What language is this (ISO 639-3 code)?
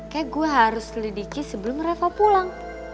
ind